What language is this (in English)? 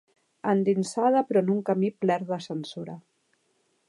Catalan